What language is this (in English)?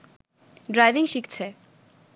Bangla